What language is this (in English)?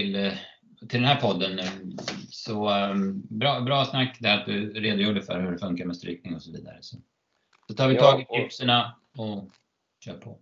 Swedish